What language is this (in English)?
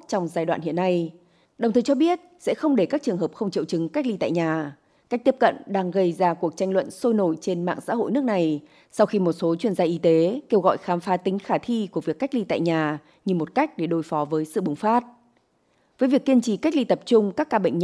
Vietnamese